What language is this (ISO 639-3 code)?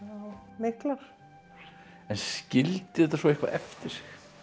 isl